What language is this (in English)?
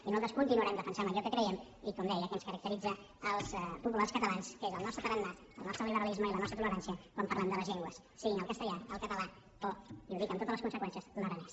Catalan